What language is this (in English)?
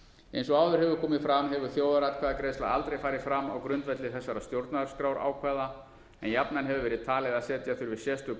Icelandic